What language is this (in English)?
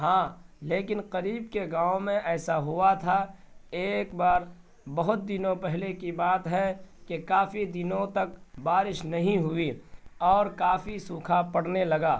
Urdu